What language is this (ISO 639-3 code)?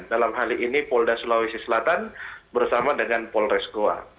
ind